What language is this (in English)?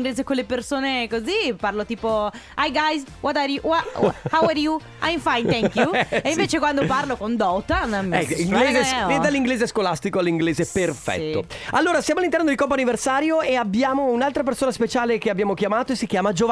Italian